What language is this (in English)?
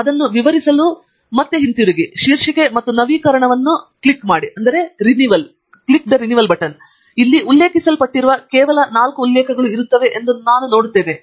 Kannada